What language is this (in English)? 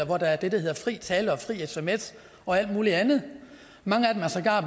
Danish